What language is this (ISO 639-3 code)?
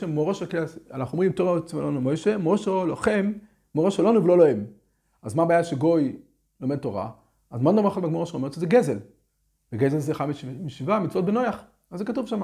heb